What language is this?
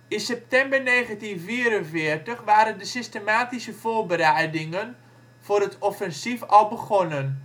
Dutch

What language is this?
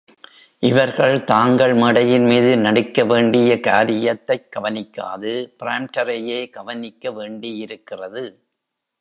Tamil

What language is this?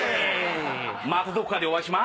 Japanese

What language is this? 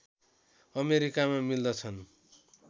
Nepali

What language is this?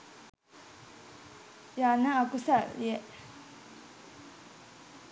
Sinhala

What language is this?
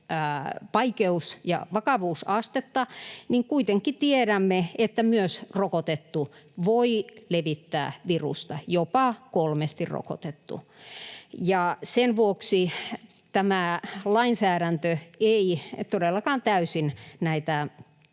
Finnish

